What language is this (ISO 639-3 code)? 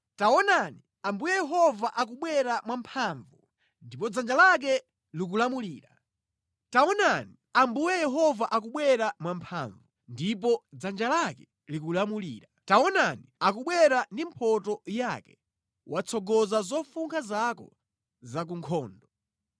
nya